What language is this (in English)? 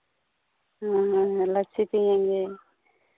Hindi